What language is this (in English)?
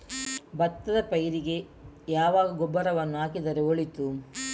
Kannada